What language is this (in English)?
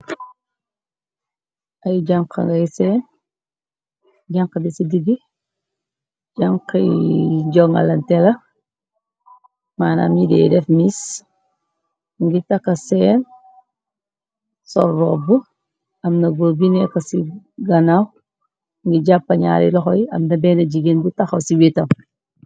Wolof